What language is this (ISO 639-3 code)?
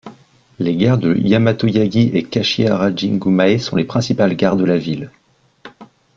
fra